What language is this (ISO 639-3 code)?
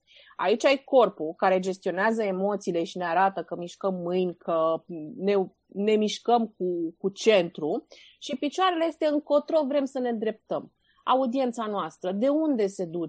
ron